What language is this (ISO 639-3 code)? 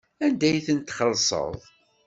kab